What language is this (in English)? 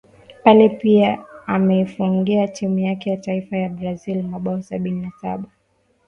Swahili